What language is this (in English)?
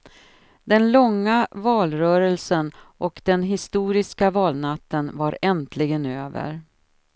Swedish